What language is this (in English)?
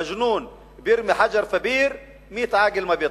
Hebrew